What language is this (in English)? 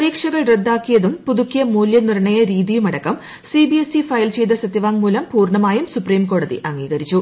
Malayalam